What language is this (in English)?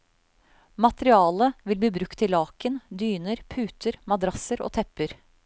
Norwegian